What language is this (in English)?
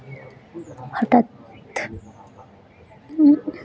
Santali